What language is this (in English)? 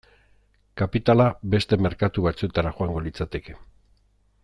Basque